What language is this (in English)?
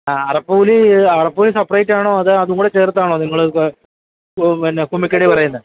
Malayalam